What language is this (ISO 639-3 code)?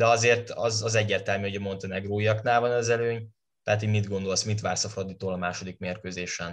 hun